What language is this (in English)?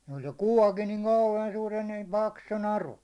Finnish